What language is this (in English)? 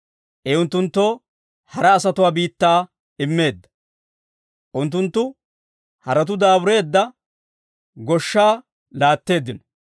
Dawro